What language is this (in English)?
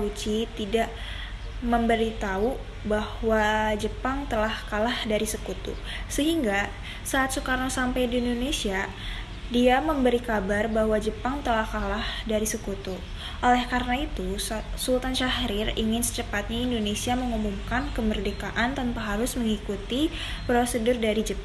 Indonesian